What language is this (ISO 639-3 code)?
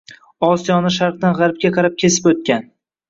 uzb